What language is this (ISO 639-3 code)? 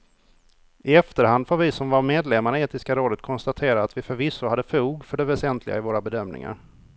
swe